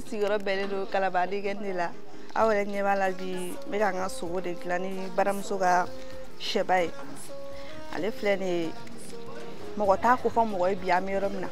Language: French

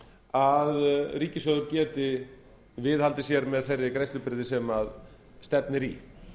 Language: Icelandic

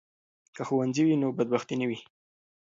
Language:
Pashto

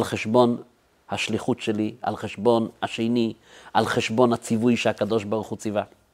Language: Hebrew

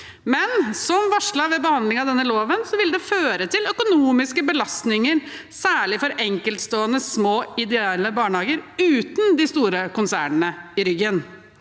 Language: Norwegian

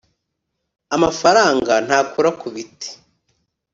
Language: Kinyarwanda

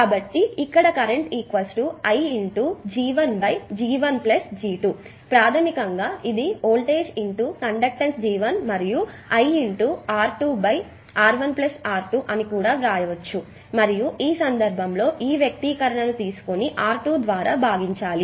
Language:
Telugu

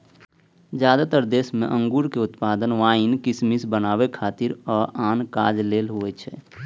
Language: Maithili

